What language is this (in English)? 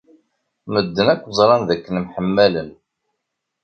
Kabyle